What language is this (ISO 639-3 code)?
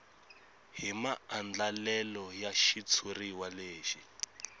tso